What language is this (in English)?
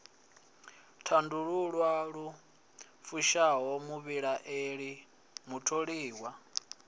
Venda